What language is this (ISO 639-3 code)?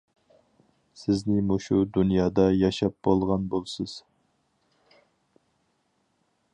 uig